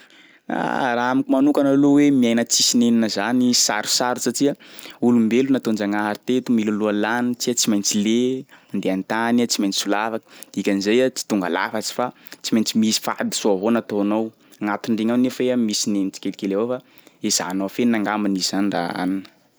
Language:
Sakalava Malagasy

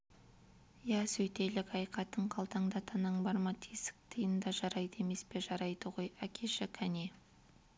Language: Kazakh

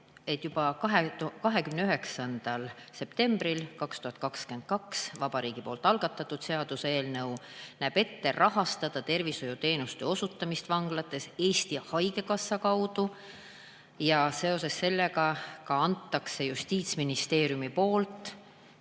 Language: Estonian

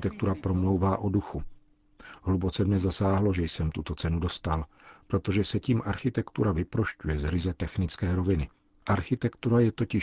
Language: Czech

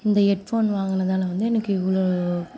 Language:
Tamil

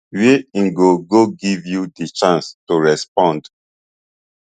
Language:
Nigerian Pidgin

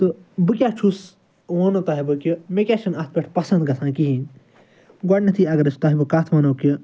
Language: Kashmiri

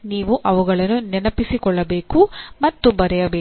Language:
Kannada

